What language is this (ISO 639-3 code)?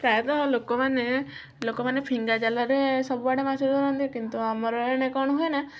ori